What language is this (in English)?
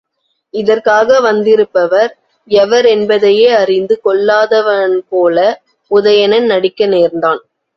Tamil